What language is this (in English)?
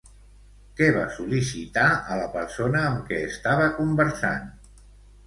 Catalan